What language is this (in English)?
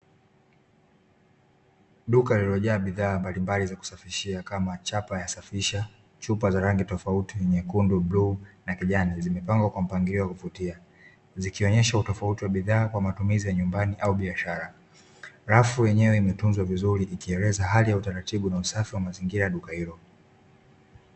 Swahili